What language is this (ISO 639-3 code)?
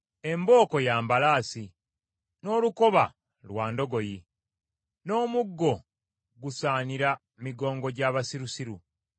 lug